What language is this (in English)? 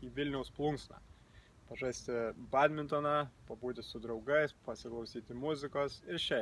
Lithuanian